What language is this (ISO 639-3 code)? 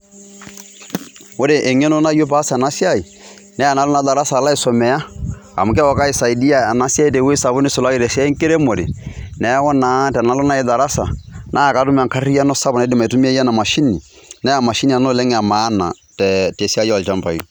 mas